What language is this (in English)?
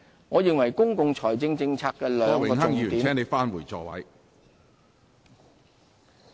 Cantonese